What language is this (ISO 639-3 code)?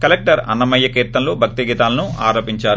tel